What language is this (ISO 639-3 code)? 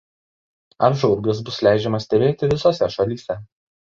lit